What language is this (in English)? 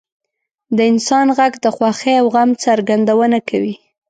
Pashto